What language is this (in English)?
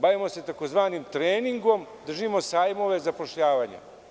Serbian